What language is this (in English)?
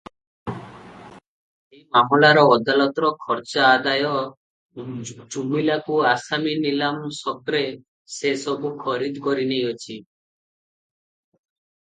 Odia